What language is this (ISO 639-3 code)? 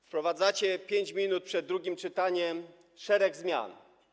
pol